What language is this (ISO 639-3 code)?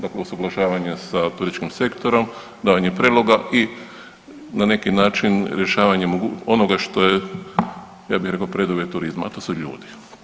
hrv